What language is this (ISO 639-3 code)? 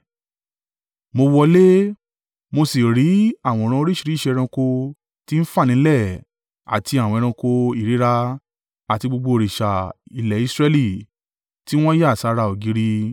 yor